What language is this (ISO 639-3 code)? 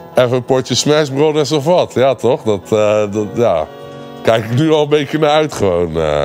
nld